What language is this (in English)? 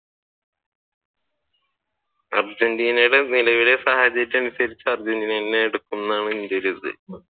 Malayalam